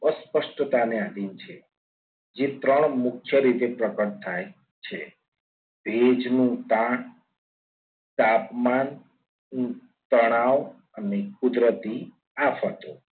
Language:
Gujarati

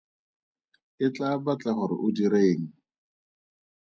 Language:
Tswana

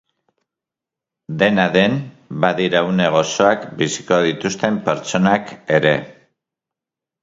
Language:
Basque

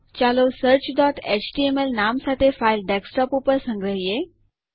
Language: Gujarati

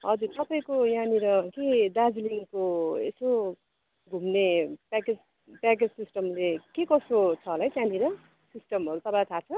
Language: Nepali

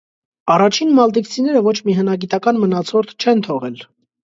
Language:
Armenian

